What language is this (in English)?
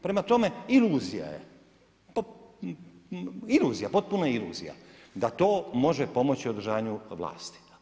Croatian